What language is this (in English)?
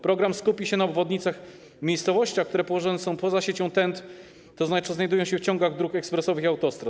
Polish